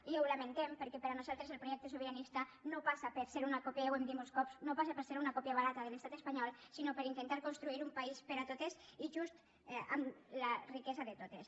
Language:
Catalan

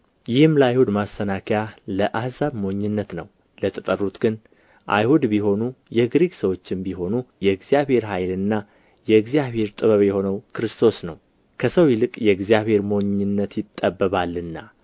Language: Amharic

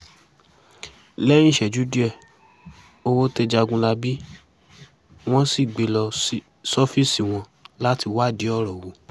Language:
Yoruba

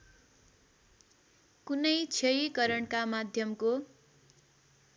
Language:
Nepali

